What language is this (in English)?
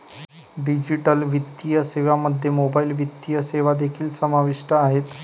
Marathi